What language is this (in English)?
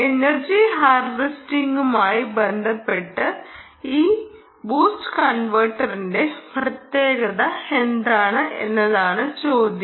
Malayalam